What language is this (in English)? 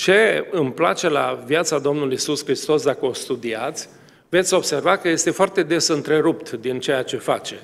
Romanian